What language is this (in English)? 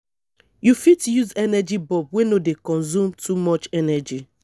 Nigerian Pidgin